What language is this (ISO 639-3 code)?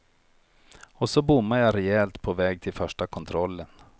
swe